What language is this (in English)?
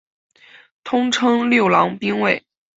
Chinese